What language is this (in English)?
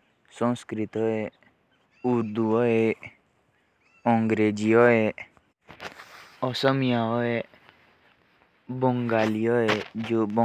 Jaunsari